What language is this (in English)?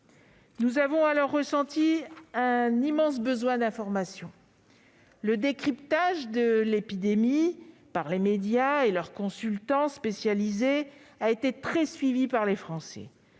French